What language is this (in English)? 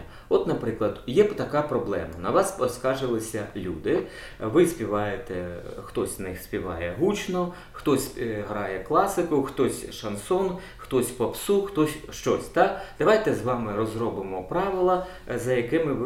Ukrainian